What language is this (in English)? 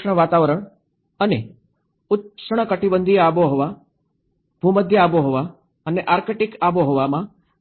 Gujarati